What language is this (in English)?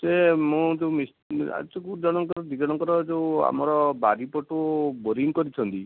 Odia